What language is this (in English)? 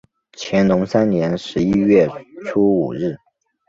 Chinese